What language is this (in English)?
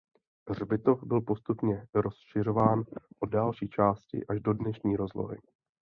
Czech